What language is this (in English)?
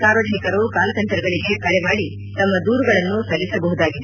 Kannada